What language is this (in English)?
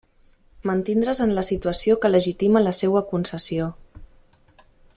Catalan